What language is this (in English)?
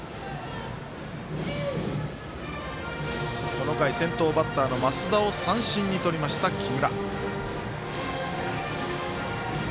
Japanese